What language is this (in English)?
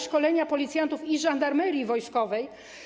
Polish